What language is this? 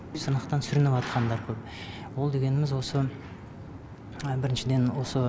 Kazakh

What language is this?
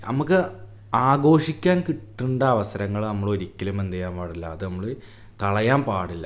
Malayalam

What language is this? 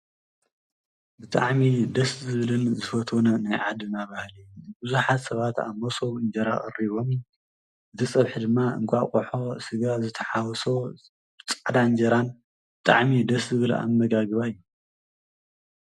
Tigrinya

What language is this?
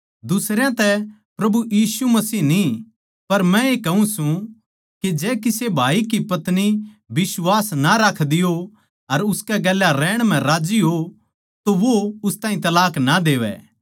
Haryanvi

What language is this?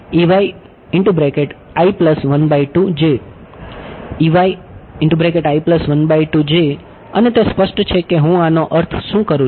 Gujarati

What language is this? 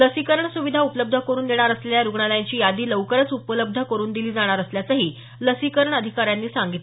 Marathi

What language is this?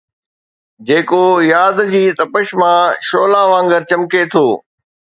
Sindhi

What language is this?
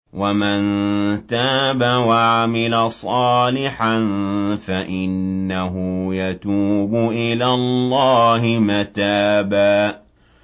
Arabic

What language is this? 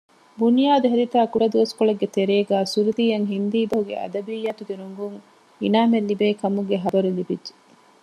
Divehi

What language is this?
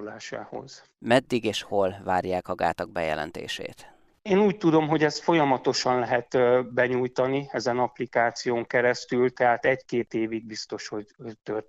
Hungarian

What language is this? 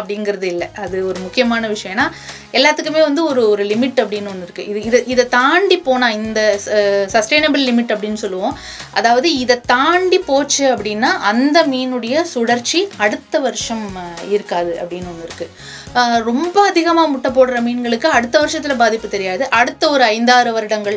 Tamil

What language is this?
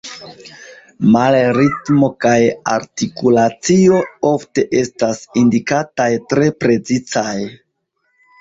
Esperanto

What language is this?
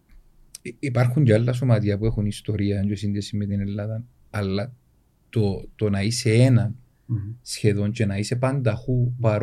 Greek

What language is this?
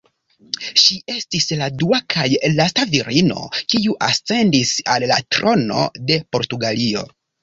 Esperanto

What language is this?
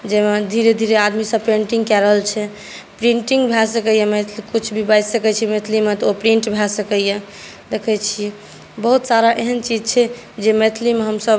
Maithili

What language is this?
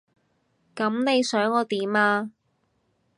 Cantonese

